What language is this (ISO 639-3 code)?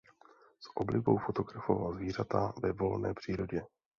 ces